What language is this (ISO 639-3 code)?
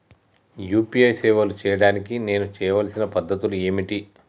tel